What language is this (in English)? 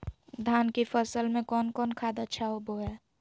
Magahi